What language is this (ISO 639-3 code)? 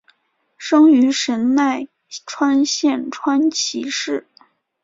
zho